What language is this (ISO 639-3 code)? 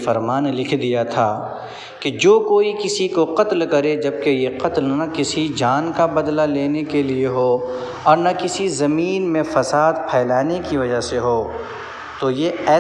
ara